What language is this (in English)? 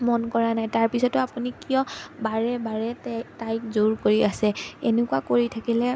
Assamese